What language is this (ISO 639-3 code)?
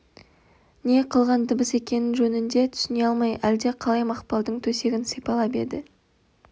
kaz